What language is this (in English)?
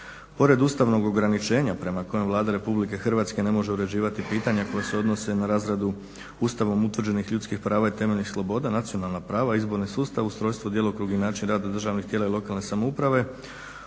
Croatian